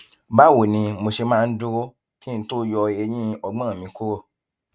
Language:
Yoruba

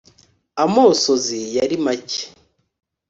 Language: Kinyarwanda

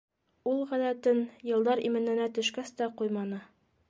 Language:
Bashkir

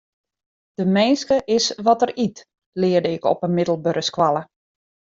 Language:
Western Frisian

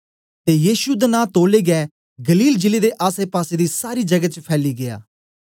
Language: Dogri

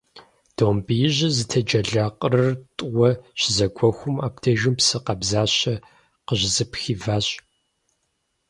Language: Kabardian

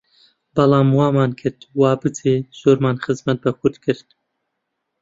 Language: Central Kurdish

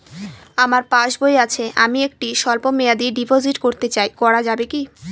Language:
Bangla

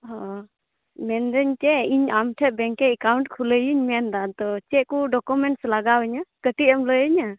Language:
Santali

